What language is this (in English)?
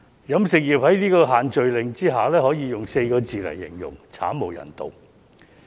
Cantonese